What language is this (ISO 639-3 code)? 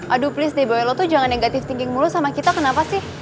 ind